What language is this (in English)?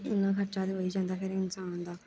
Dogri